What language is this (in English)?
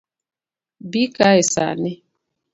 Luo (Kenya and Tanzania)